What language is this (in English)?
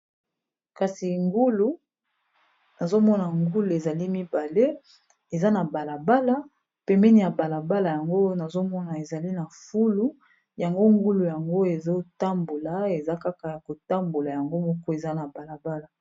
Lingala